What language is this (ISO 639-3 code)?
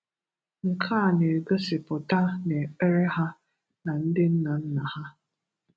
ibo